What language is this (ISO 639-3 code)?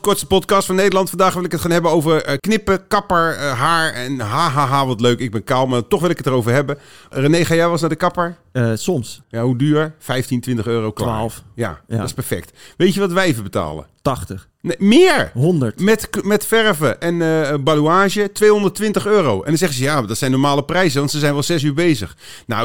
nld